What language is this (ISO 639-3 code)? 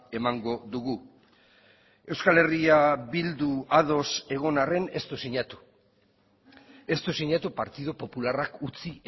eus